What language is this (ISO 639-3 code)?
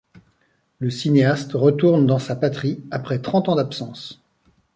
fra